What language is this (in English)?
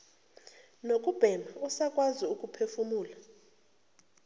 Zulu